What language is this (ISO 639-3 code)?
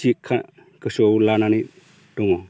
brx